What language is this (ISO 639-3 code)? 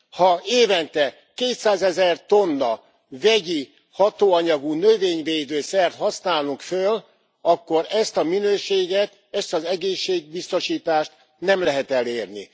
hun